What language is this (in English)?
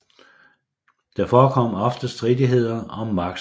Danish